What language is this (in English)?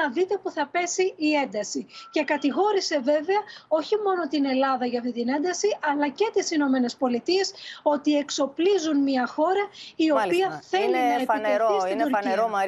Greek